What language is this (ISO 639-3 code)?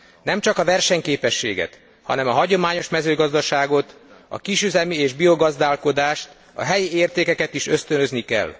hun